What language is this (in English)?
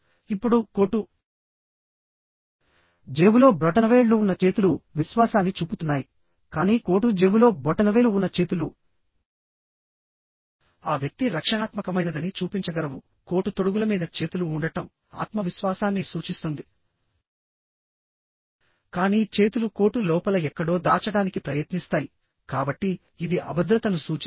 Telugu